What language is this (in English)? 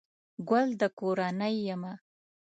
Pashto